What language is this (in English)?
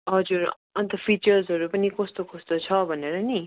Nepali